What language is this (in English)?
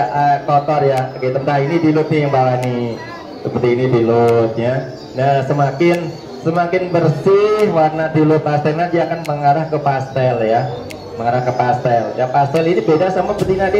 Indonesian